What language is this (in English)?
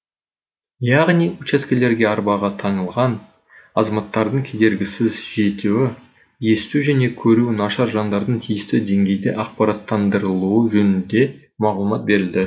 Kazakh